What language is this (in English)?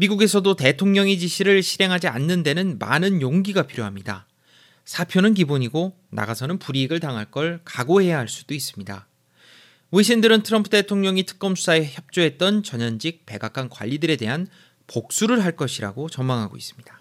Korean